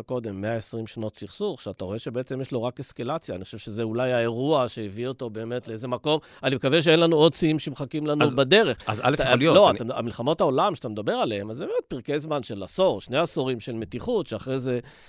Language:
Hebrew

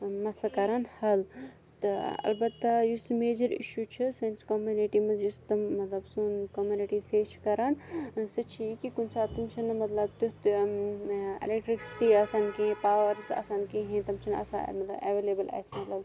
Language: Kashmiri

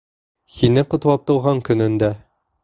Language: Bashkir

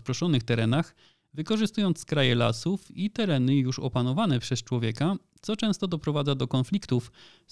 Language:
Polish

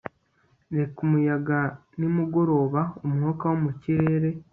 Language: Kinyarwanda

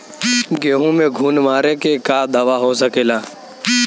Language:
Bhojpuri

